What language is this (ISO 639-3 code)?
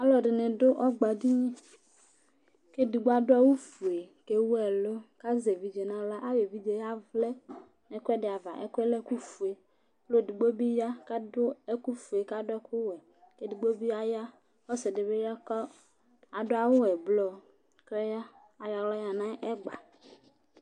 kpo